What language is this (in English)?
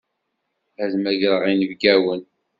Kabyle